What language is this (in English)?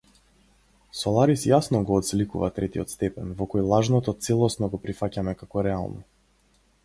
Macedonian